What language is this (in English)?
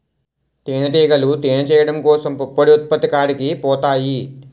Telugu